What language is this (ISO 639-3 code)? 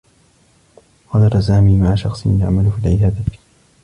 ara